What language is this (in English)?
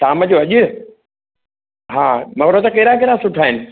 Sindhi